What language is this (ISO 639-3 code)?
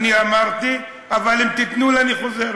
heb